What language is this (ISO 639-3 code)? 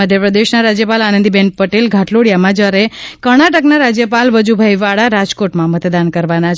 guj